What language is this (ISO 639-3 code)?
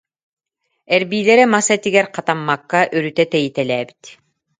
sah